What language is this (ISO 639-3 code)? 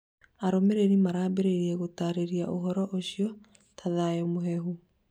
kik